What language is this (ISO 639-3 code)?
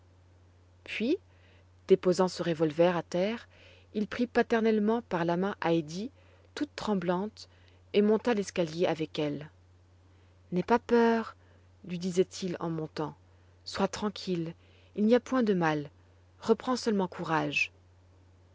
fra